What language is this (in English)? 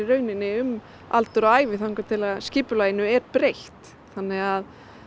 Icelandic